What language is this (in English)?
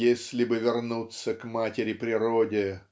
Russian